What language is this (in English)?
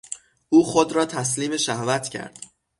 Persian